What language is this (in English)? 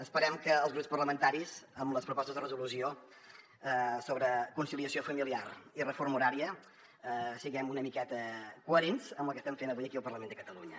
Catalan